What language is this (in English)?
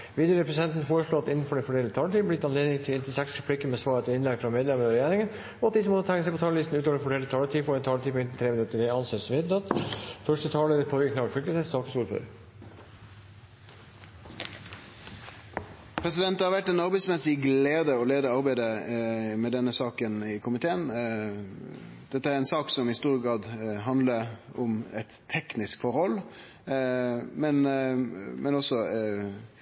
Norwegian